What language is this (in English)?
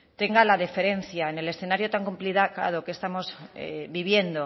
Spanish